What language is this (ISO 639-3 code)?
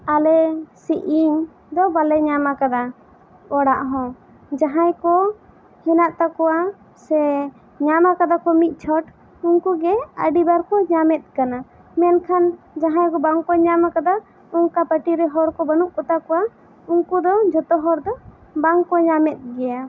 sat